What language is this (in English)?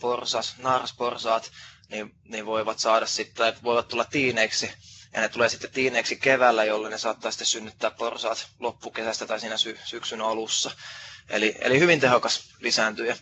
Finnish